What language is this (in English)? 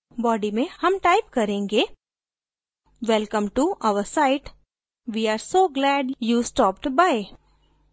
Hindi